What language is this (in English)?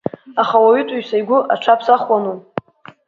Abkhazian